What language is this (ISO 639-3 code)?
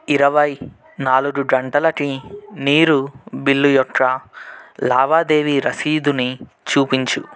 tel